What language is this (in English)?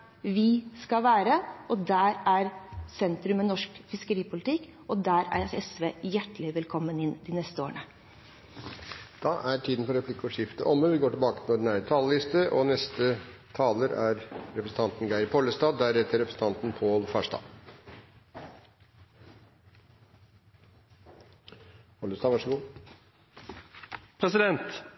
Norwegian Nynorsk